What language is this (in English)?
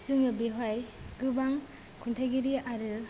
Bodo